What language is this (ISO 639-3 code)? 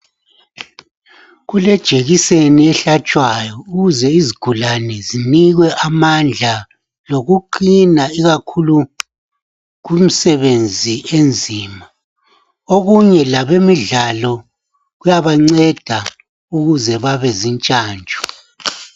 nde